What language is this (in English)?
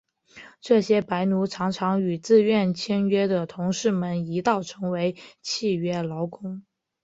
Chinese